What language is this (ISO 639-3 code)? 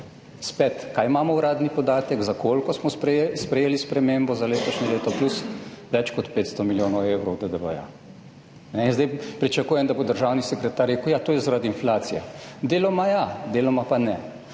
slv